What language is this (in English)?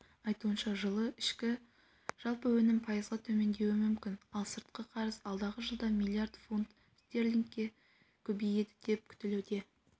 Kazakh